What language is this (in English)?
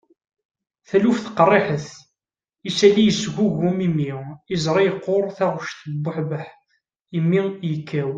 Kabyle